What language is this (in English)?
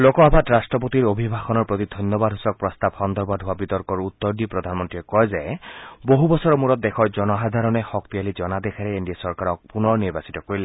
Assamese